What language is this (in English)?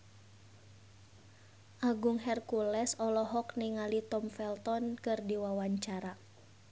Sundanese